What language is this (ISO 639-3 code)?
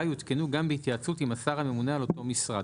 heb